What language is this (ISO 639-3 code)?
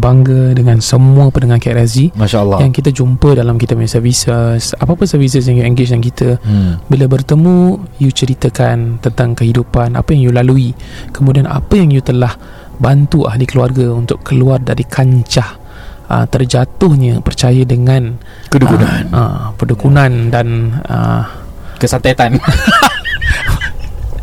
msa